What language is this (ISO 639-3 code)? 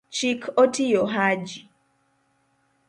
luo